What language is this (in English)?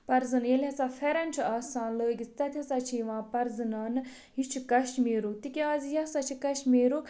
Kashmiri